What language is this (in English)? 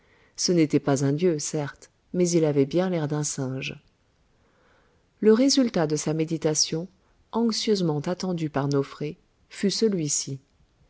French